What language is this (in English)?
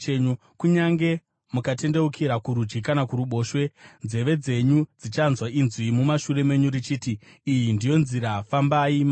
Shona